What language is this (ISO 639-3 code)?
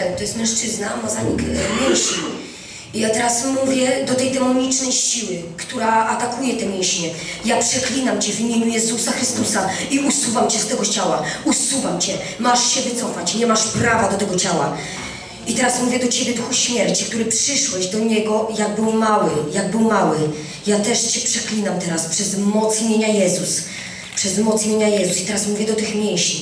pol